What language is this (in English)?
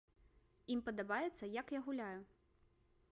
Belarusian